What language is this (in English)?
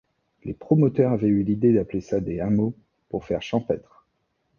French